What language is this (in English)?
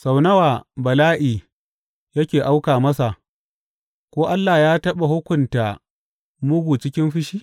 Hausa